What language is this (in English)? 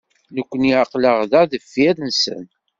Kabyle